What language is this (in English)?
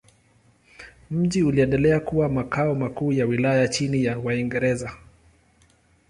Swahili